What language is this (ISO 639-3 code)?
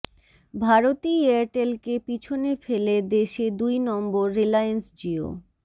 ben